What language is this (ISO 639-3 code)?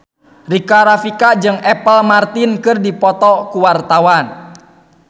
sun